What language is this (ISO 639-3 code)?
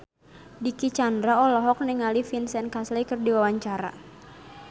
sun